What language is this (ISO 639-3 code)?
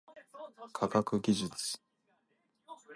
jpn